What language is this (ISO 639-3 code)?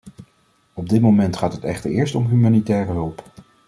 nld